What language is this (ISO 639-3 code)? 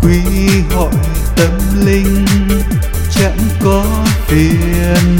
vie